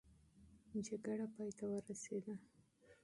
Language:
Pashto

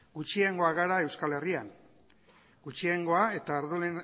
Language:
Basque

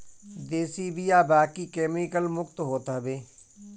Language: Bhojpuri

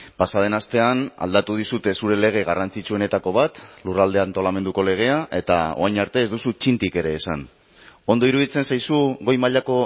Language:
Basque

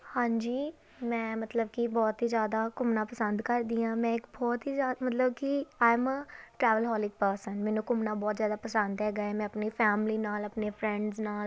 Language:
Punjabi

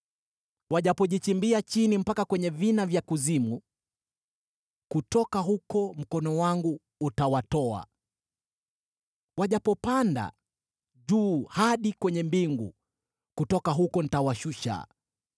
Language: Swahili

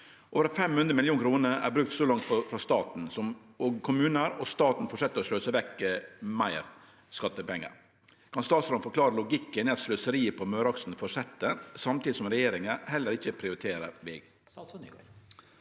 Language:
Norwegian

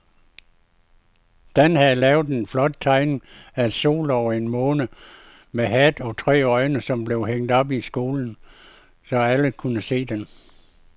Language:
Danish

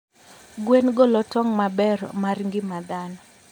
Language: Luo (Kenya and Tanzania)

